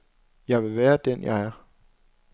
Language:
Danish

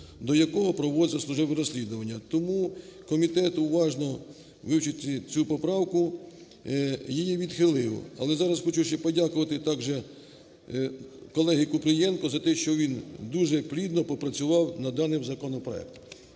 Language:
Ukrainian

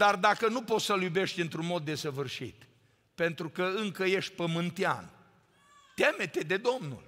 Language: Romanian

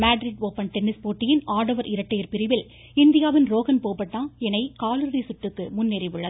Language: Tamil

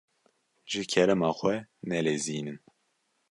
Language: Kurdish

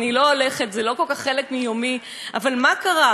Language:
Hebrew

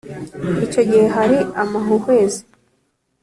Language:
Kinyarwanda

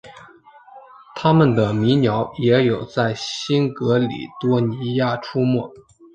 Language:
Chinese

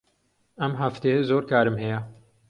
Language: Central Kurdish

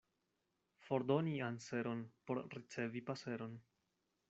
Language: Esperanto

